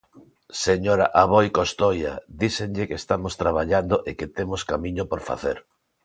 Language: Galician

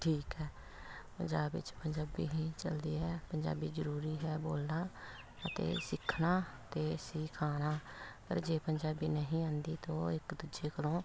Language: Punjabi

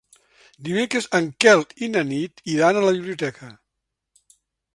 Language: Catalan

